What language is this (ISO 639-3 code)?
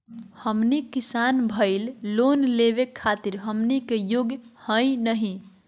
mag